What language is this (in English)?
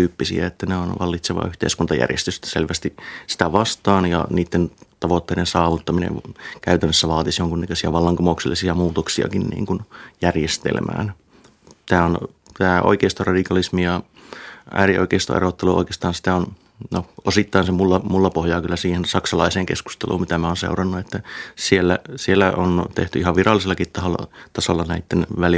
Finnish